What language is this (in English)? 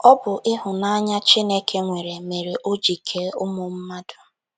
Igbo